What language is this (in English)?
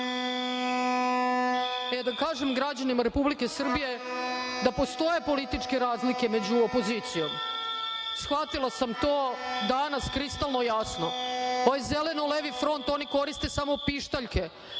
Serbian